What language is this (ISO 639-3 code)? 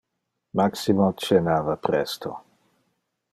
ina